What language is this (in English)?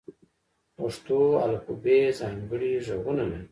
Pashto